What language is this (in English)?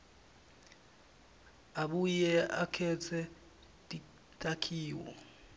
Swati